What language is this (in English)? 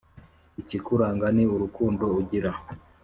Kinyarwanda